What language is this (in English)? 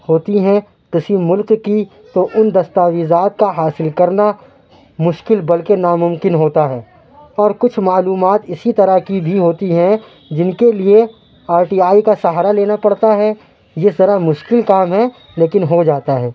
Urdu